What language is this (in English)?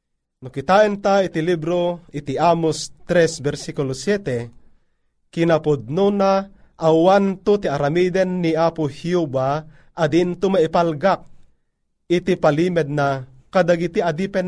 Filipino